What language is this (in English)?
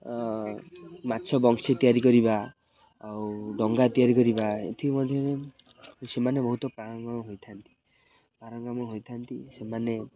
Odia